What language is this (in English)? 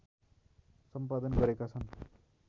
Nepali